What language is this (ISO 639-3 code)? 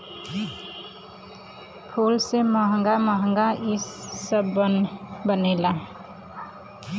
bho